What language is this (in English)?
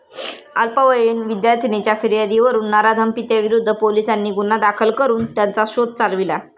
Marathi